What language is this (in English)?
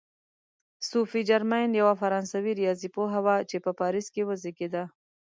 Pashto